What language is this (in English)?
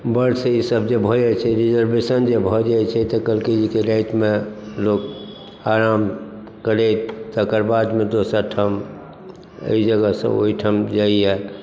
Maithili